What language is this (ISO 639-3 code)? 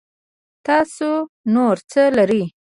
pus